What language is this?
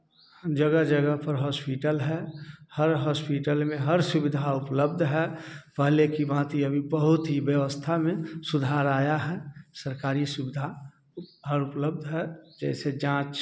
Hindi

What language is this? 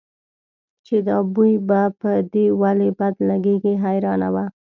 Pashto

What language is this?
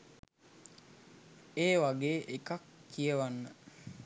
Sinhala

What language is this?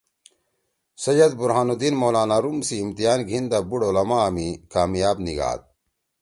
Torwali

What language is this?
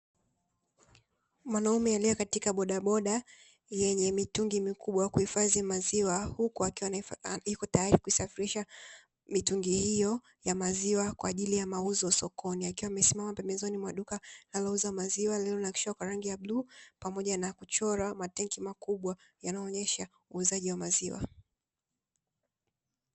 Swahili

